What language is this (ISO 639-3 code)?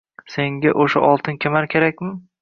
uzb